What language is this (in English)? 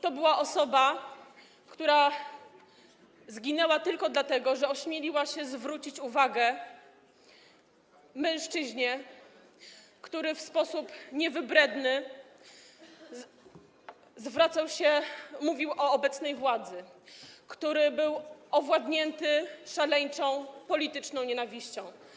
Polish